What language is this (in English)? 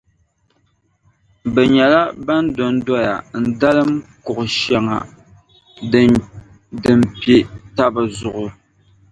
Dagbani